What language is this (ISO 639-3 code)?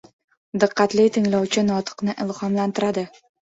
uzb